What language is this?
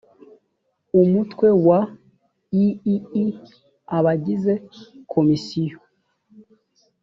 Kinyarwanda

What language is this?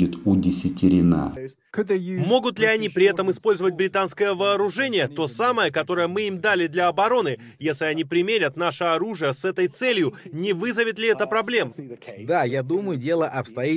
Russian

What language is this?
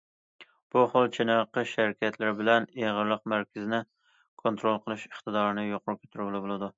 Uyghur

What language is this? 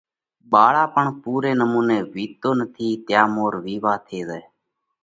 Parkari Koli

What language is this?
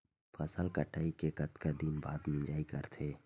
Chhattisgarhi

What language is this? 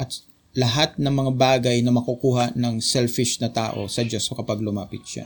Filipino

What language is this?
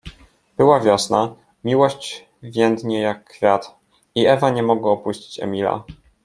Polish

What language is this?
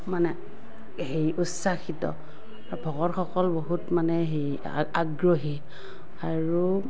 Assamese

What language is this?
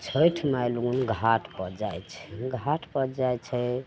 Maithili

